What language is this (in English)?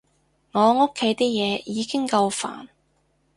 Cantonese